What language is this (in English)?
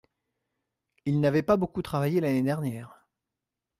French